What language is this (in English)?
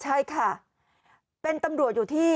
Thai